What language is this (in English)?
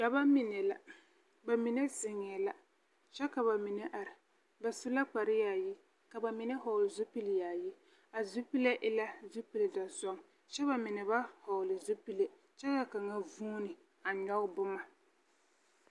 Southern Dagaare